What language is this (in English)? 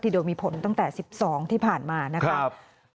Thai